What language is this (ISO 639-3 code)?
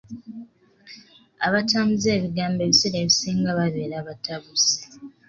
lug